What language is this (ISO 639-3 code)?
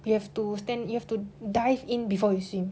eng